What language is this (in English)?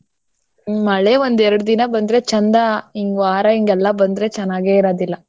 Kannada